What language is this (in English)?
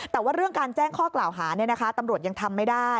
Thai